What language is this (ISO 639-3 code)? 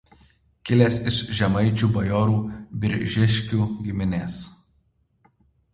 lit